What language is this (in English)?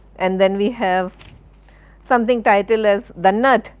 English